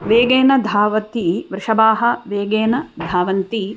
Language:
Sanskrit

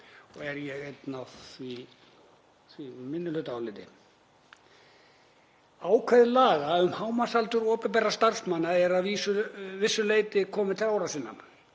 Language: Icelandic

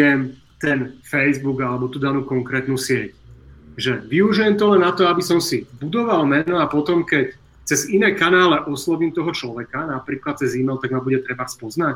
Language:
Czech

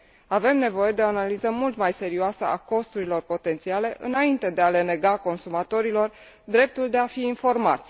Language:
Romanian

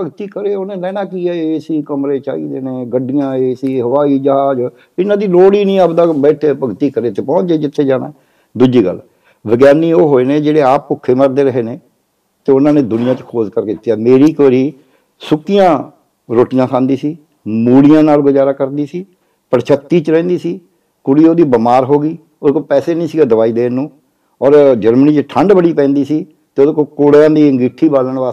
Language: Punjabi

